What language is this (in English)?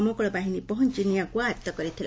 Odia